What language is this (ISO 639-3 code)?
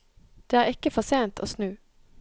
nor